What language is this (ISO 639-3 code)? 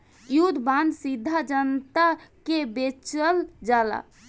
bho